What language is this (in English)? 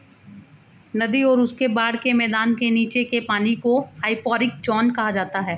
Hindi